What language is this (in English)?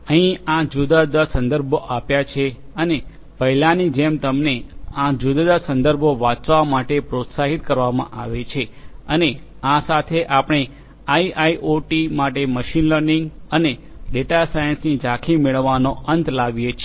Gujarati